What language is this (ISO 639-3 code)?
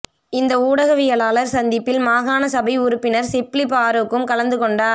tam